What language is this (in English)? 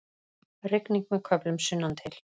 Icelandic